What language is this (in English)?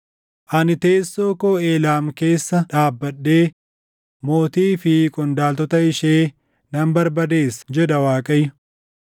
Oromo